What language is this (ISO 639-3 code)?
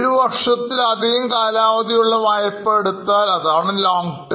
mal